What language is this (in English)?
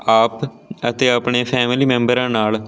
Punjabi